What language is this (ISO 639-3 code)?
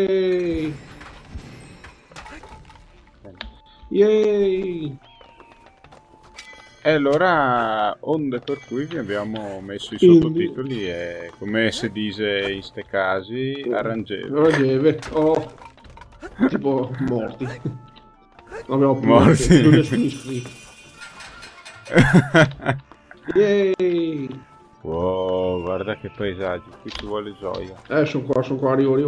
ita